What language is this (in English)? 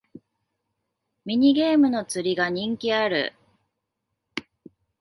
Japanese